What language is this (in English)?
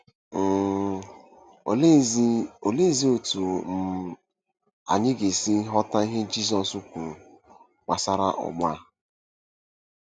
Igbo